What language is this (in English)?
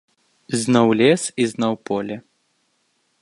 Belarusian